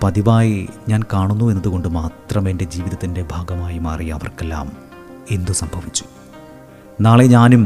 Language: Malayalam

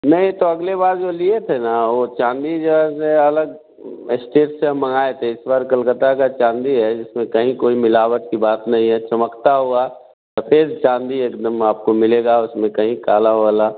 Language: Hindi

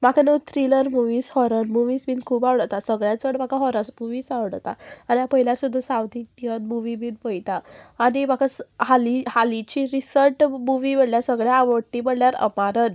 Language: Konkani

